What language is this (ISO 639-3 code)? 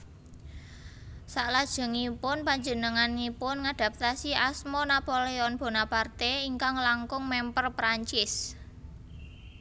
jav